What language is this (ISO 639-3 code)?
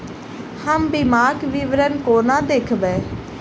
mai